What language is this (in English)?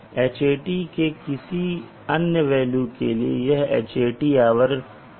Hindi